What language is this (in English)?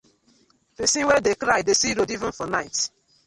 Nigerian Pidgin